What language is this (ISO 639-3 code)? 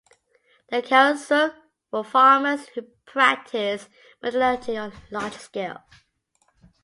eng